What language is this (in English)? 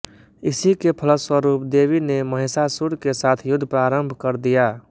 Hindi